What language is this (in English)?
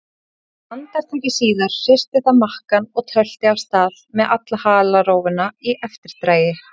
Icelandic